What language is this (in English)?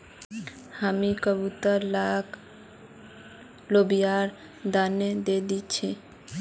Magahi